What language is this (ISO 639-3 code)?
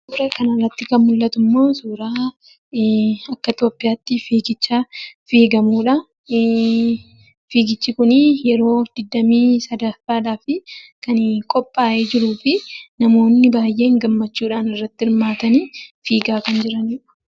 orm